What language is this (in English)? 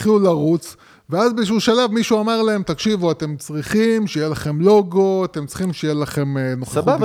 Hebrew